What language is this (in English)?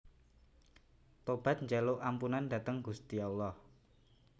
Javanese